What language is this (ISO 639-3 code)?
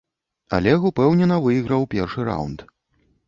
bel